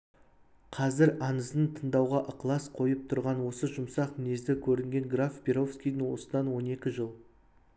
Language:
Kazakh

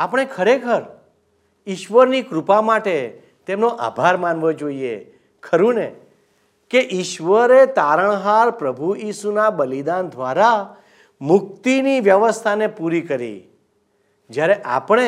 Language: Gujarati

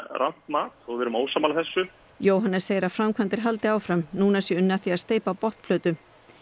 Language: Icelandic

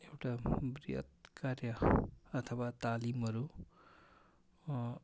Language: Nepali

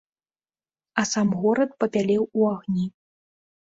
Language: Belarusian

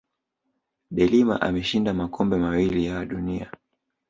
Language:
Swahili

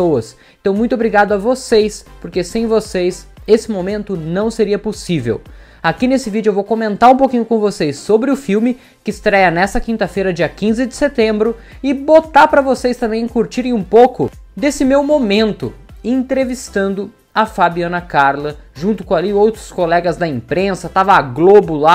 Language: Portuguese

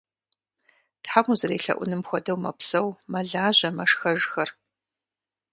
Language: Kabardian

